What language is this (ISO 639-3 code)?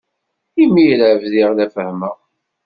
kab